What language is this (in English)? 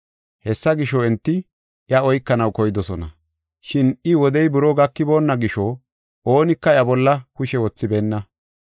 Gofa